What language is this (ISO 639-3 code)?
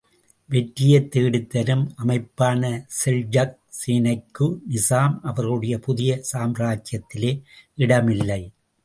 tam